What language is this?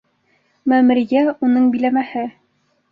Bashkir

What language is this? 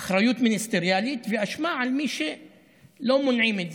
Hebrew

